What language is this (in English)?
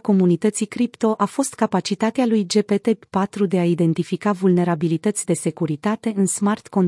Romanian